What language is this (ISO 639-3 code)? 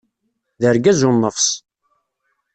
kab